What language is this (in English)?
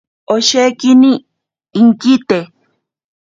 Ashéninka Perené